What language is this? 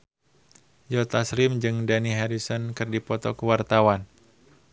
Sundanese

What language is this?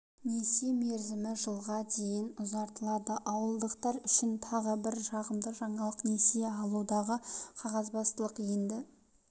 Kazakh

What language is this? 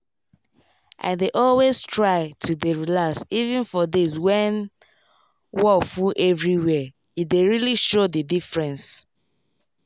Nigerian Pidgin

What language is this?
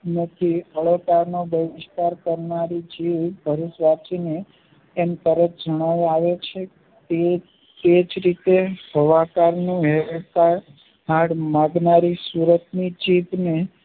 Gujarati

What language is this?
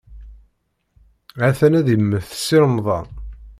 Kabyle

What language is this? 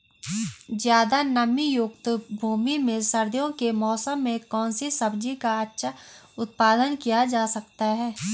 Hindi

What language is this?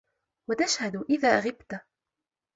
Arabic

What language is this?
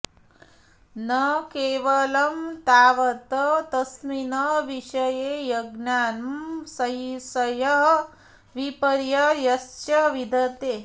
Sanskrit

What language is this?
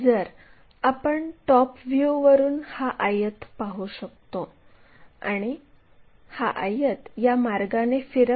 Marathi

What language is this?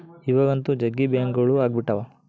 Kannada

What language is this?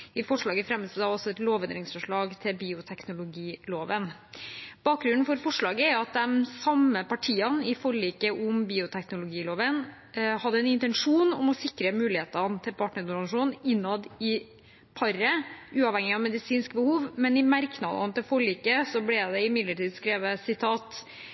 Norwegian Bokmål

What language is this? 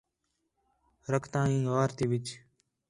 Khetrani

